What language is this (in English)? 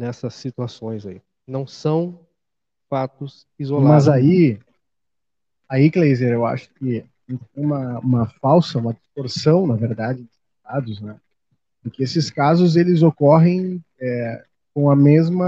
Portuguese